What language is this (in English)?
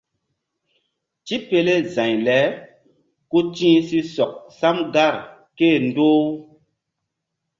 Mbum